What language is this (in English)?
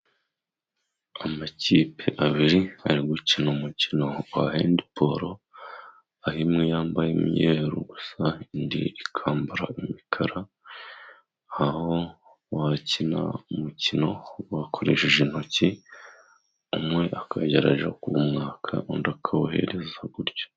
Kinyarwanda